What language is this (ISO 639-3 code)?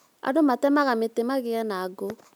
kik